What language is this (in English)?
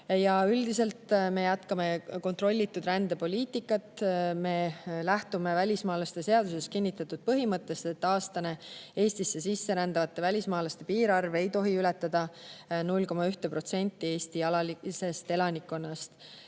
Estonian